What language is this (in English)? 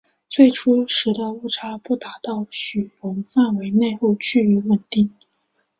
Chinese